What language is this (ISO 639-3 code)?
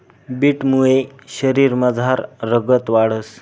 mar